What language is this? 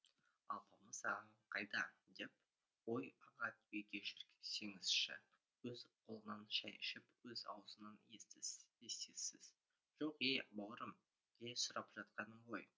Kazakh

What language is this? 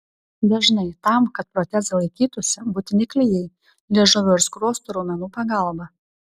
Lithuanian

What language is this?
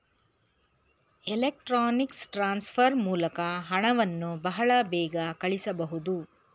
Kannada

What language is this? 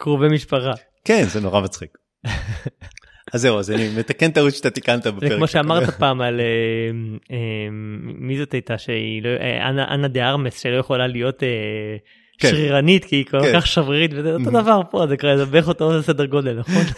Hebrew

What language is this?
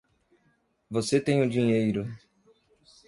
Portuguese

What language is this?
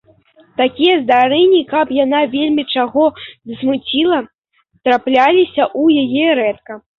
Belarusian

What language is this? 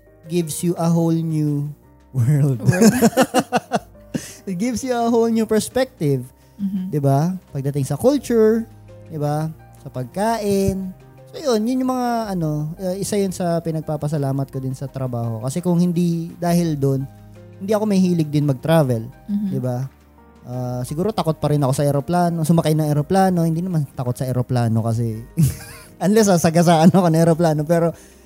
Filipino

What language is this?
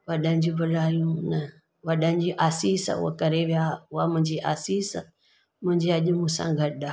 Sindhi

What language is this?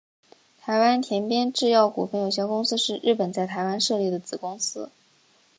Chinese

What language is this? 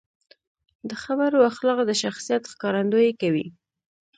Pashto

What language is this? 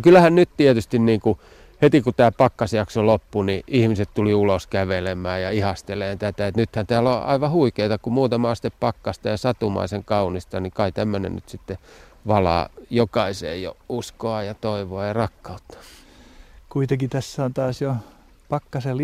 Finnish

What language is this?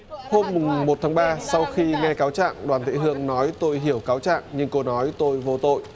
Vietnamese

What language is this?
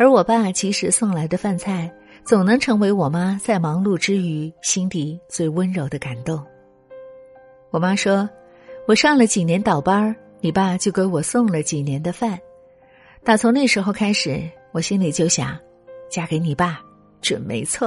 Chinese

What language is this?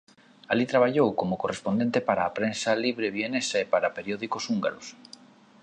Galician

